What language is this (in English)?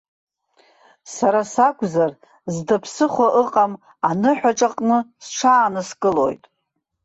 Abkhazian